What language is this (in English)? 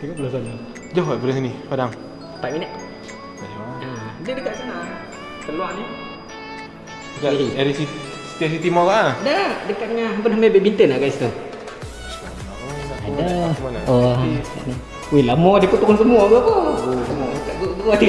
Malay